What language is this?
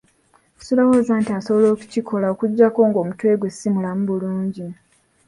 Ganda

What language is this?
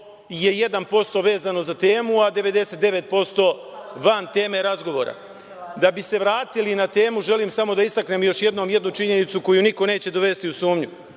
Serbian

